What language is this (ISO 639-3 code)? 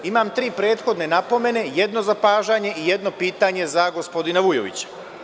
srp